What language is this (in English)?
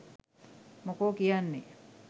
Sinhala